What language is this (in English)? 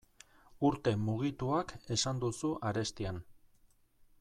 Basque